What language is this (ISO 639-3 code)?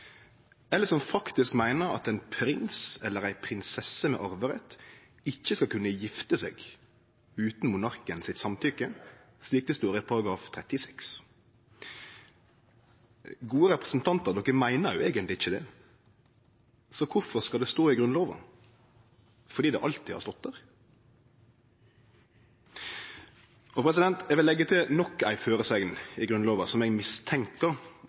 nno